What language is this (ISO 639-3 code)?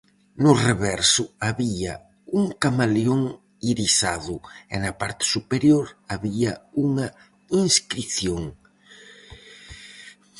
glg